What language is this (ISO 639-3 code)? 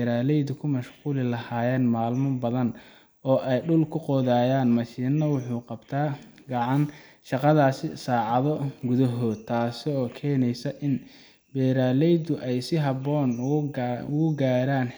som